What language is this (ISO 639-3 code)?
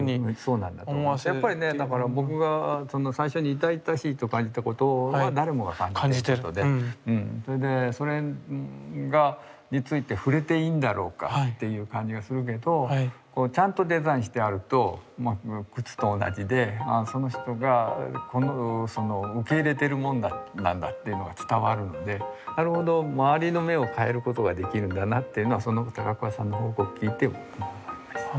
jpn